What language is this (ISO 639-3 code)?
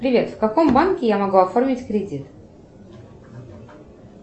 rus